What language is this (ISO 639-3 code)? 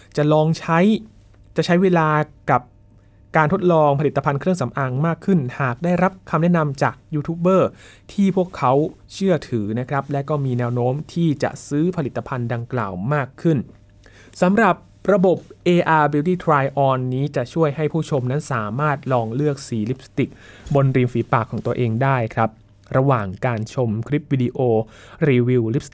tha